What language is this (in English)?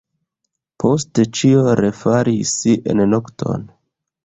Esperanto